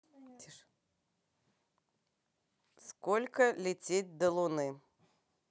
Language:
Russian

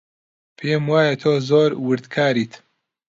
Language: Central Kurdish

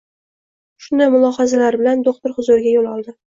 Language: Uzbek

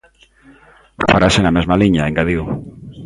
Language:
Galician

